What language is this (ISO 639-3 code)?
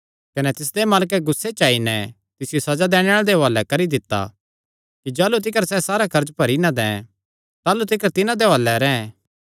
xnr